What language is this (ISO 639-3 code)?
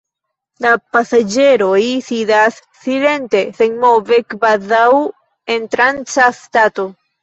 epo